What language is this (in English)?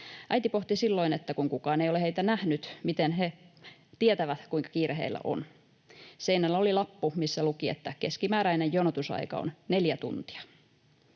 Finnish